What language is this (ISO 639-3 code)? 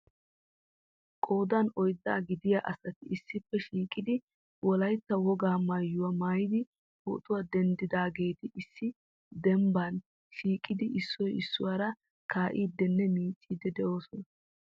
wal